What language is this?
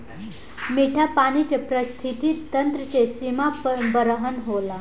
Bhojpuri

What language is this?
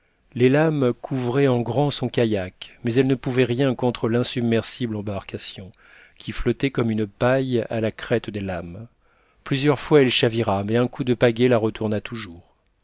French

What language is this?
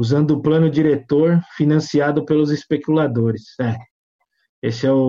Portuguese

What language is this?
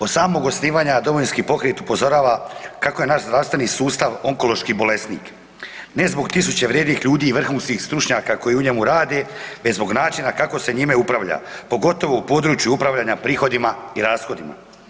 Croatian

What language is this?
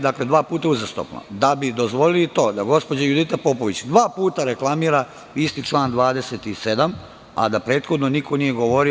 Serbian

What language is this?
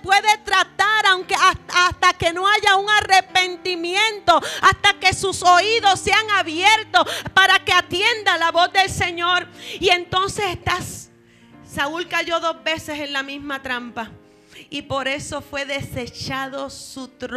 Spanish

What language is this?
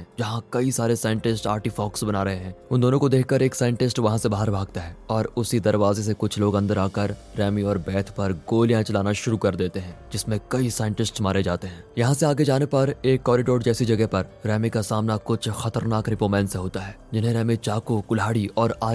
Hindi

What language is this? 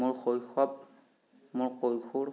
Assamese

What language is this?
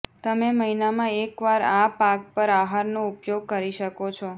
Gujarati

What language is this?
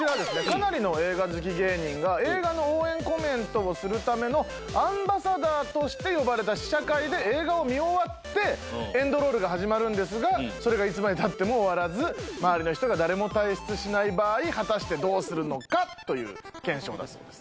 Japanese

